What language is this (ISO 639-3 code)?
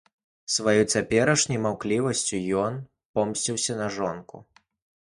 bel